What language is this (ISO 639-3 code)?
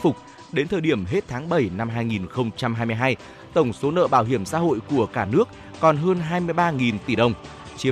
vie